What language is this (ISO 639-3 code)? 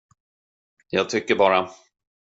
swe